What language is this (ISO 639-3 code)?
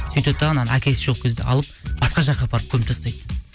kaz